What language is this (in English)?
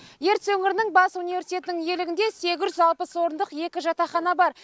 Kazakh